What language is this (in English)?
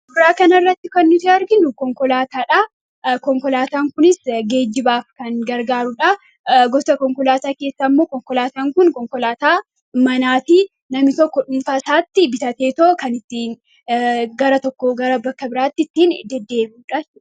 Oromo